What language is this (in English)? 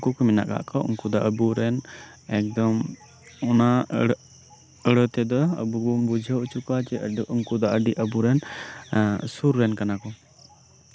Santali